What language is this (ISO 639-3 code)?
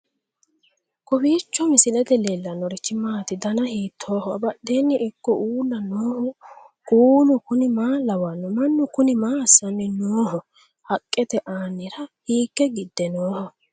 sid